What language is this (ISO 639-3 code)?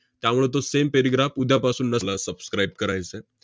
mar